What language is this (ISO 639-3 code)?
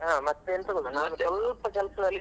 kan